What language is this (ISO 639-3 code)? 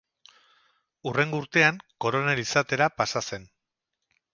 eus